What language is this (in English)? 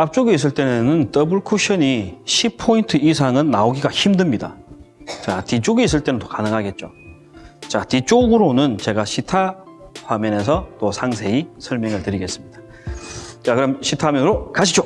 Korean